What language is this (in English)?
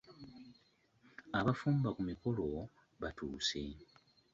Ganda